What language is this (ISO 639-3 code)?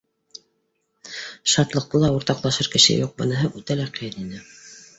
bak